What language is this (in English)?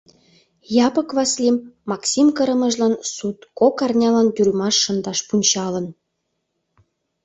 Mari